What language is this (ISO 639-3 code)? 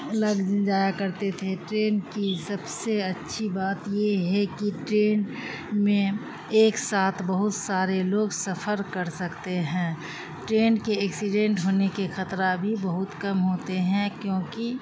urd